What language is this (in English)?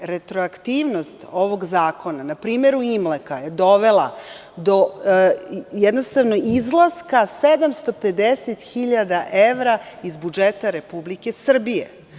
Serbian